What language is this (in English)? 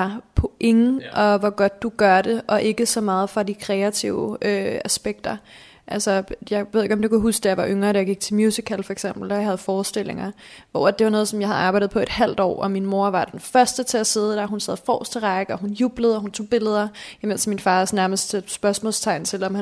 Danish